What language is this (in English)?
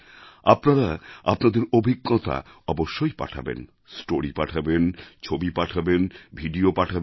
Bangla